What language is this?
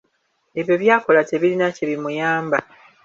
Ganda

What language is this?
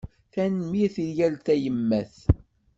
Kabyle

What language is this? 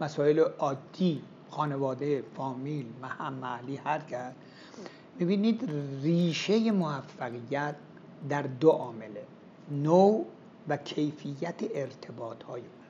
Persian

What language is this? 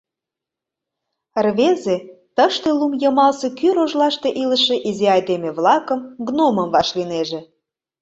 Mari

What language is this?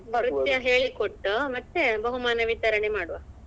Kannada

